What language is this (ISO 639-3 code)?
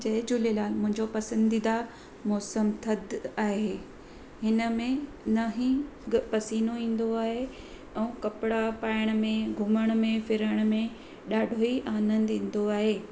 snd